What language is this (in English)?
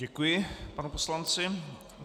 Czech